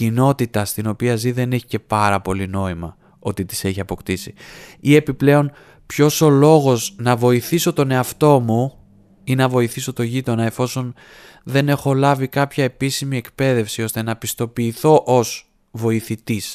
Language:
Greek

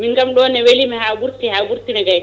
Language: Fula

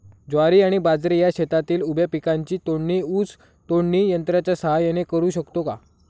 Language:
Marathi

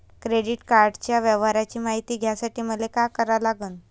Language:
Marathi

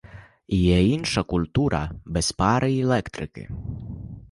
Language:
Ukrainian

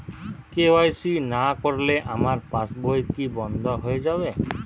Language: Bangla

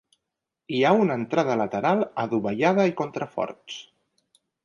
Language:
Catalan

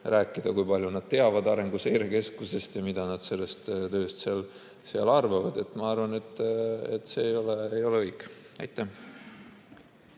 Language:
Estonian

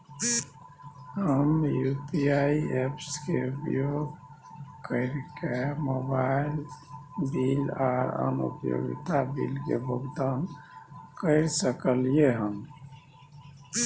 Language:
Maithili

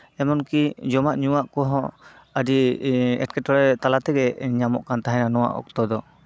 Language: Santali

